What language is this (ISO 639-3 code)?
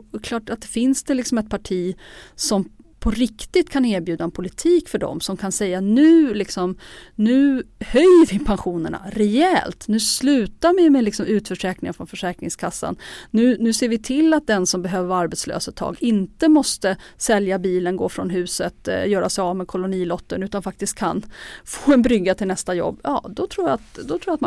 swe